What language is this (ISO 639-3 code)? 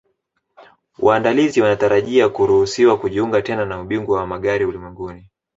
swa